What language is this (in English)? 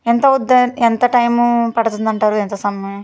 Telugu